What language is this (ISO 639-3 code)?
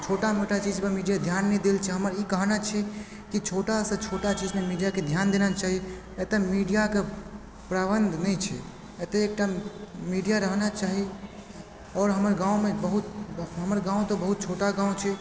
mai